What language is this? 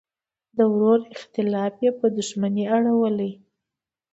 Pashto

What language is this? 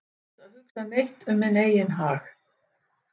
Icelandic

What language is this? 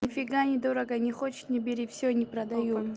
Russian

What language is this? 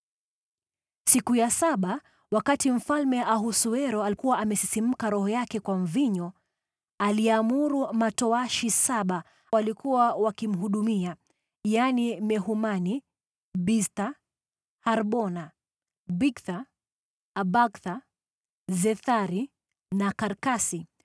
Swahili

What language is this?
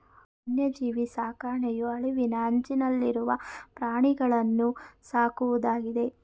Kannada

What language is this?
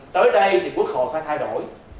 Vietnamese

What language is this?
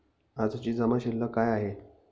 Marathi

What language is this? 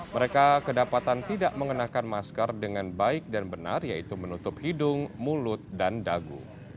Indonesian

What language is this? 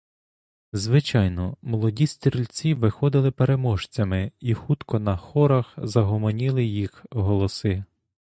Ukrainian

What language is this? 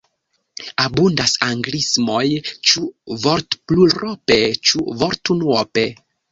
Esperanto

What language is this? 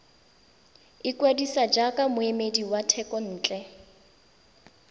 Tswana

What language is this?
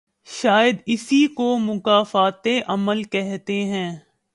Urdu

